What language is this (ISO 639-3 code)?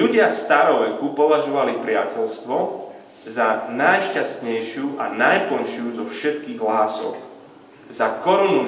slk